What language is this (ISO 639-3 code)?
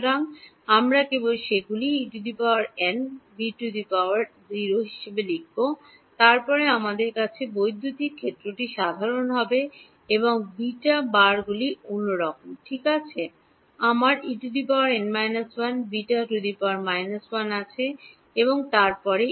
ben